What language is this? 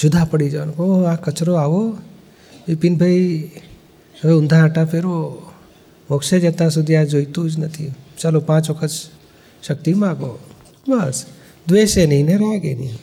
Gujarati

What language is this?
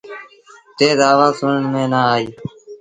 Sindhi Bhil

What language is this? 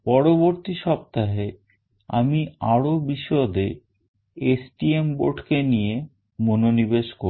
Bangla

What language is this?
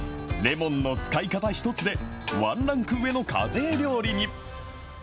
Japanese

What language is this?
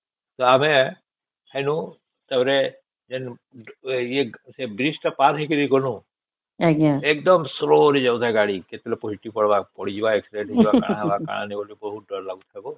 Odia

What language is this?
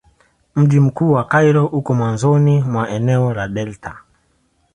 Swahili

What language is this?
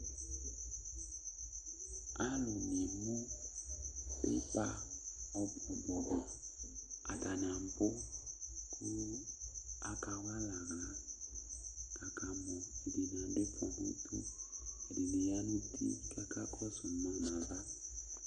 Ikposo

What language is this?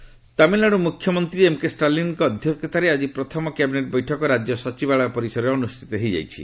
Odia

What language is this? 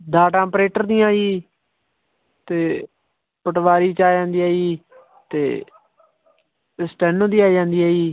Punjabi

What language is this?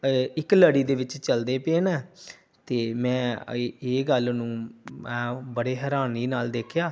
Punjabi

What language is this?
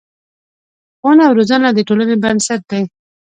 Pashto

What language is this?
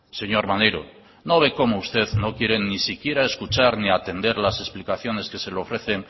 Spanish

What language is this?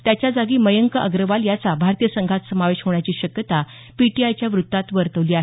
Marathi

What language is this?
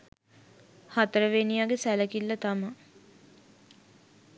Sinhala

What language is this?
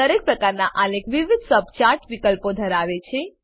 Gujarati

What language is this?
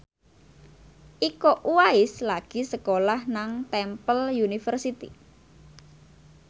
Javanese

